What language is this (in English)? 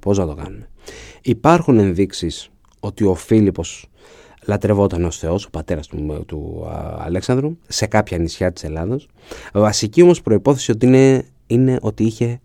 Greek